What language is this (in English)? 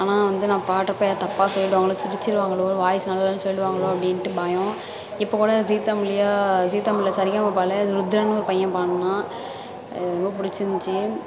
Tamil